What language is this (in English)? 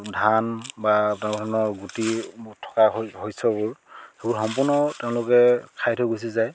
Assamese